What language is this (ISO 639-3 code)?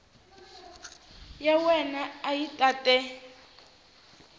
tso